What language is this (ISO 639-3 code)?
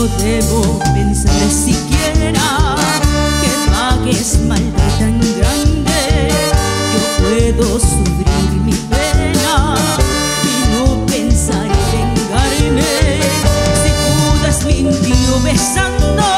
spa